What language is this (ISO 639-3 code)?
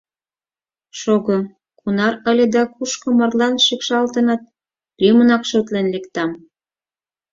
chm